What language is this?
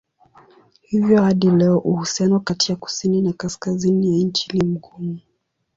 Swahili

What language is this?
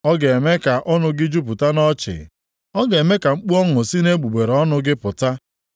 Igbo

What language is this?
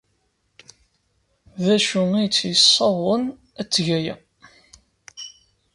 Kabyle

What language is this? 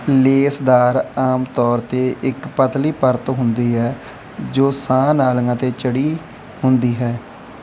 Punjabi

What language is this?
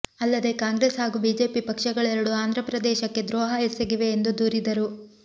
Kannada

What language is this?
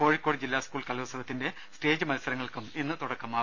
Malayalam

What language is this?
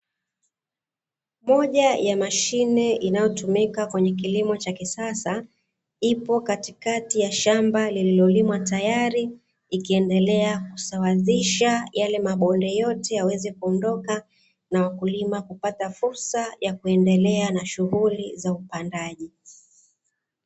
Swahili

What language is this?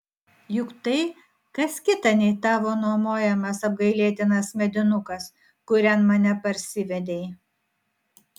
Lithuanian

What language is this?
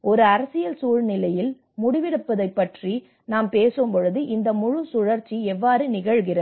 Tamil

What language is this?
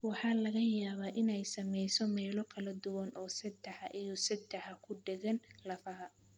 Somali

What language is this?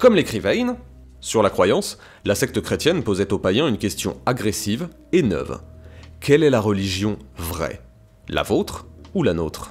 French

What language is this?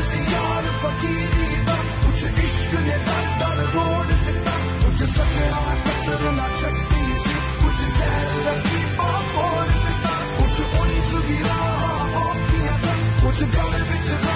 Hindi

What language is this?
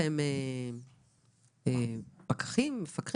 Hebrew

